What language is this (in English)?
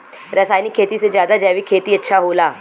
Bhojpuri